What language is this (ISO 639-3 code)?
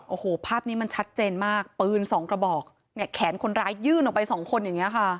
tha